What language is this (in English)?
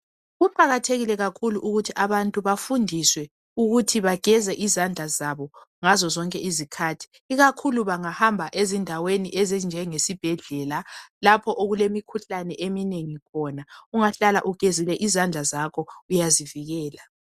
North Ndebele